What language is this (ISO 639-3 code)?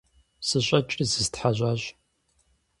kbd